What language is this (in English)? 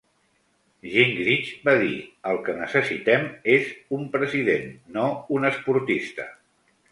Catalan